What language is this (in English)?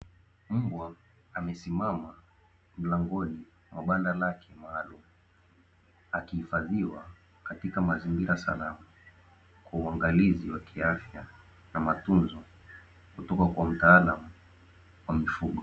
Swahili